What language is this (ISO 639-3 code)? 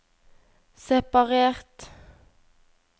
nor